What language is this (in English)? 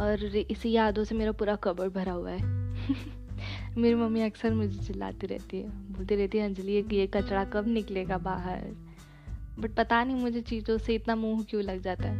Hindi